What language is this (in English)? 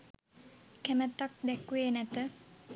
Sinhala